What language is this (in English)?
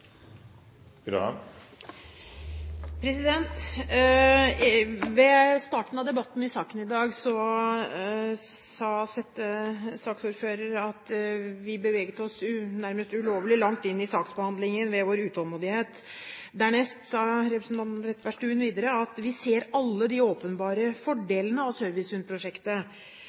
Norwegian Bokmål